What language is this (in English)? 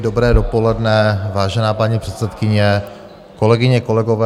Czech